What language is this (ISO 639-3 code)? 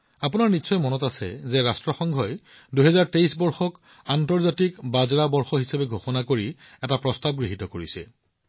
asm